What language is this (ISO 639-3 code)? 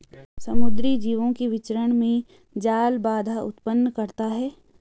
hin